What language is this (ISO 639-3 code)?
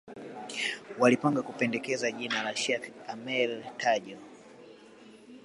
swa